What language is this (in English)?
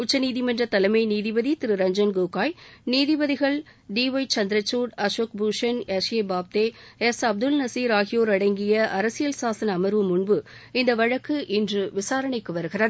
Tamil